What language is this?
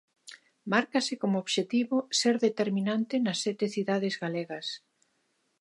Galician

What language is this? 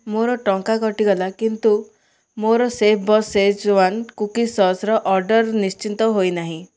Odia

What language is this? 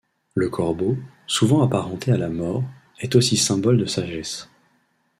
French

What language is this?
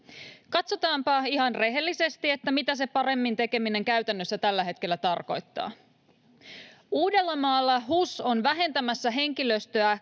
Finnish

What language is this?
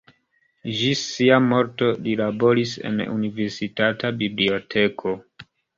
Esperanto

